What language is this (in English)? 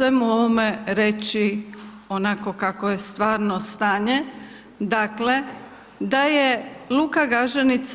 Croatian